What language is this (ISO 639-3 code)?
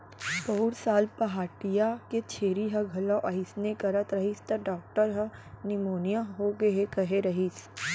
hne